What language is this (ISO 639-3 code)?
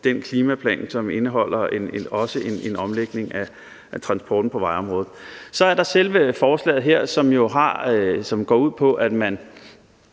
dan